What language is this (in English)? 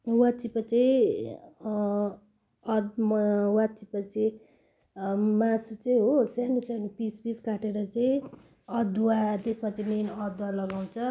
Nepali